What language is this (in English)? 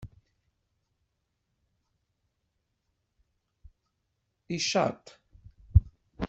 Kabyle